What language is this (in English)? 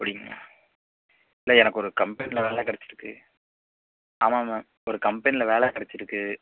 Tamil